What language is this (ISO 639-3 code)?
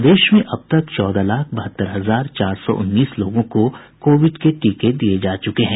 hin